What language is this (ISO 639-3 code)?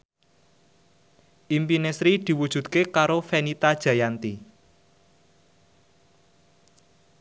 jav